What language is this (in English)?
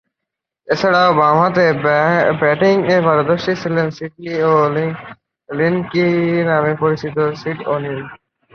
Bangla